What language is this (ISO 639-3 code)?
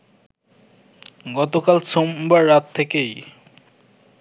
ben